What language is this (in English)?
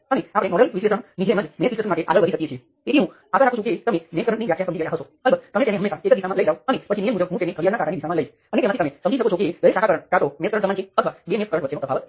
Gujarati